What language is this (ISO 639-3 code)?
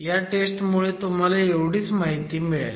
mar